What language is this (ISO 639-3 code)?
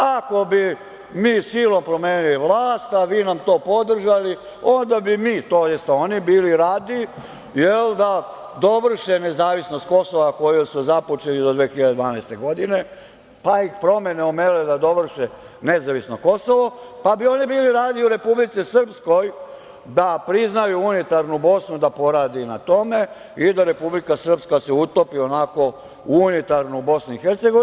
srp